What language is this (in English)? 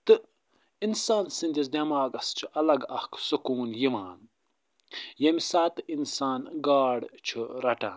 Kashmiri